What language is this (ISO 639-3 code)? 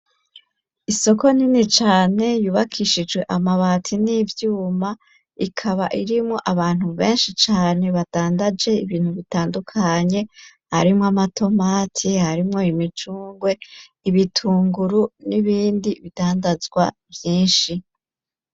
run